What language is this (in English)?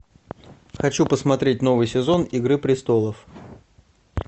Russian